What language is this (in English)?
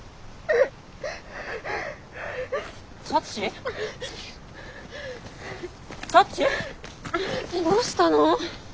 Japanese